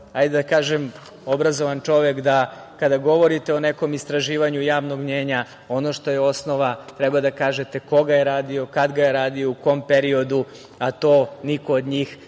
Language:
Serbian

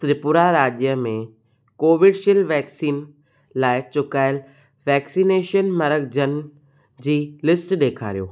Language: Sindhi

